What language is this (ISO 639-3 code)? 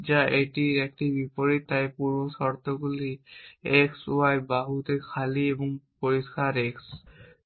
ben